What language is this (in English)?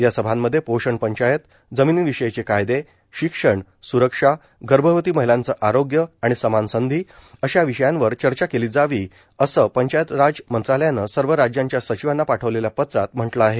Marathi